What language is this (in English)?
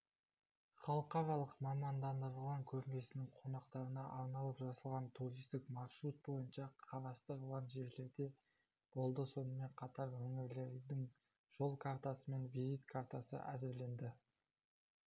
Kazakh